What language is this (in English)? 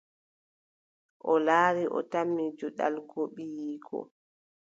Adamawa Fulfulde